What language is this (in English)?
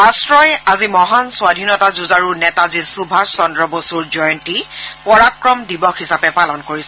Assamese